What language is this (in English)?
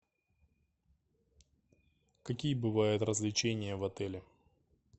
Russian